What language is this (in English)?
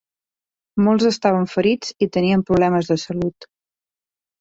Catalan